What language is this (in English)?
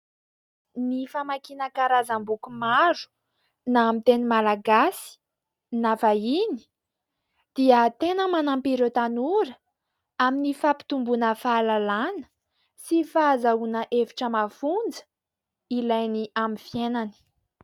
Malagasy